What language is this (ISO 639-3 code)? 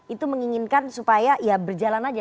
ind